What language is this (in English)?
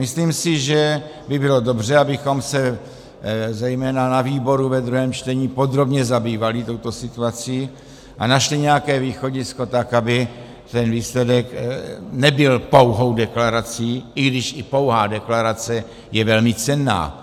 Czech